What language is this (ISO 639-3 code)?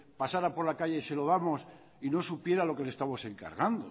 spa